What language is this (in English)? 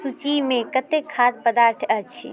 Maithili